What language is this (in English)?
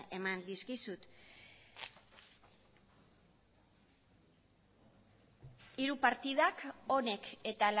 Basque